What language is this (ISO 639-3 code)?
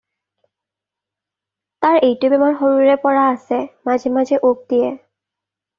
asm